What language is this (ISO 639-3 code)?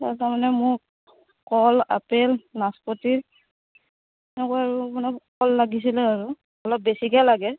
asm